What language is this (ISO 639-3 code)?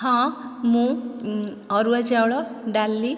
ori